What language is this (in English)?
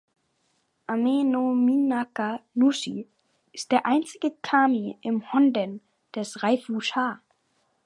German